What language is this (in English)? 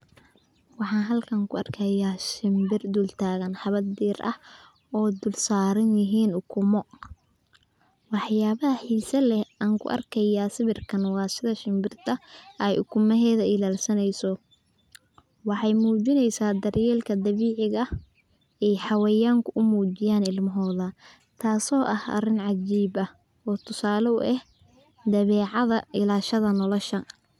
Somali